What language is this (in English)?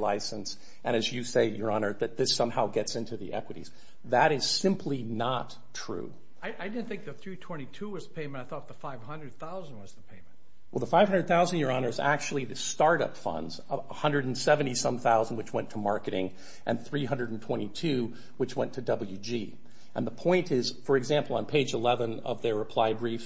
English